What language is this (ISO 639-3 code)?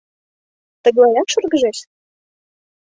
chm